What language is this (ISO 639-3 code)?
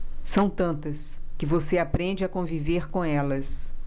por